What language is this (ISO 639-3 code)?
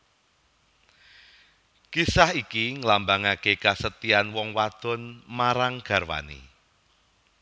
jav